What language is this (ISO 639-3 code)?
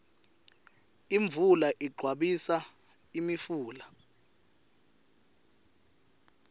ssw